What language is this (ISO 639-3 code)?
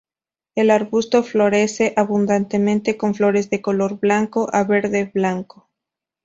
spa